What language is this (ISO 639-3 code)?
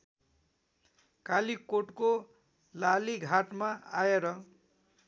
nep